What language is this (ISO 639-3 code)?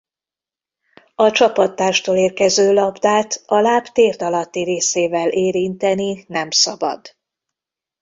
hun